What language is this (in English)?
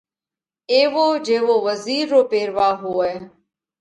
Parkari Koli